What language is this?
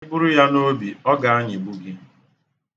Igbo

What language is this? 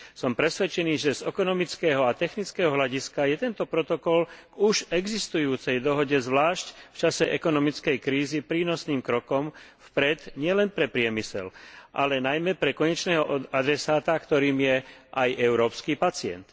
Slovak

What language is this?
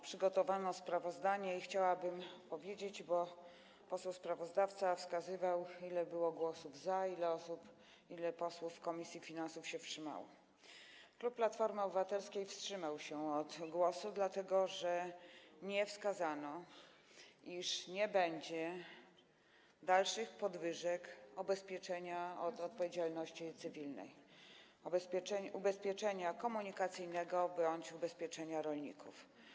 Polish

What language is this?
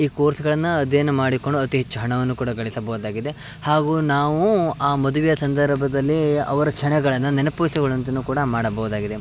Kannada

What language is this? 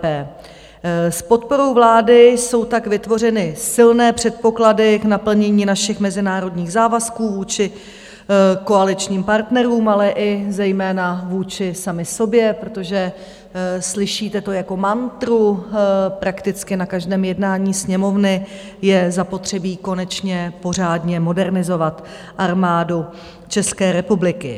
Czech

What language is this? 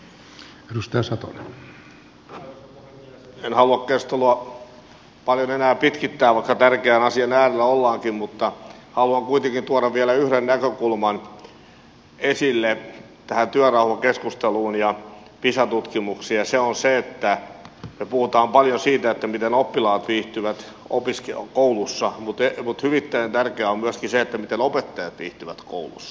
Finnish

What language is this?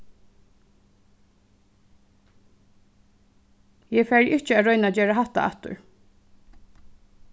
Faroese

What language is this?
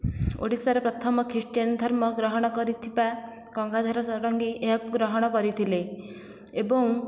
Odia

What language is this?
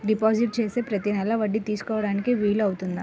Telugu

